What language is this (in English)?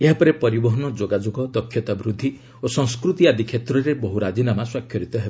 Odia